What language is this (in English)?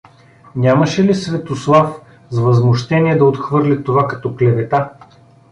Bulgarian